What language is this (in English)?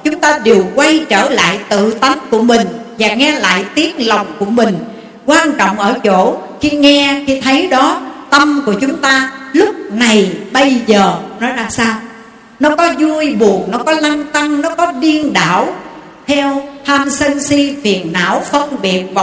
Vietnamese